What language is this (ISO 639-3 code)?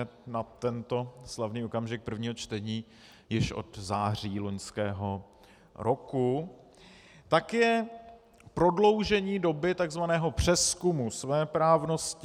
ces